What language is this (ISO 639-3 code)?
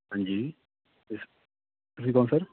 pan